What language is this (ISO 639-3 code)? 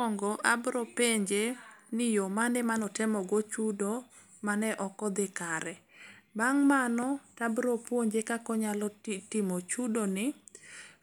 luo